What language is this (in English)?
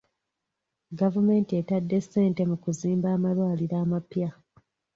Ganda